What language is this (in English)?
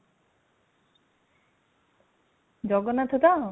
Odia